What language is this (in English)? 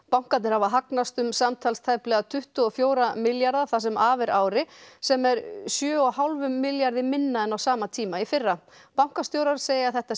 Icelandic